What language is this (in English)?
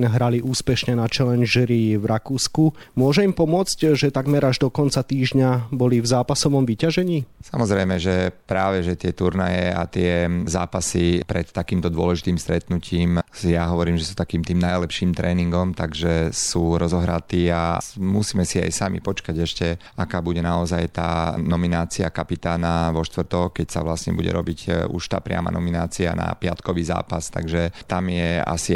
Slovak